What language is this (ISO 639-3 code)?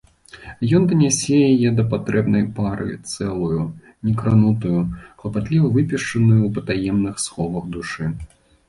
bel